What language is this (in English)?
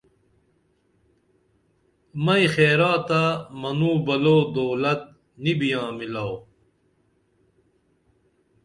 Dameli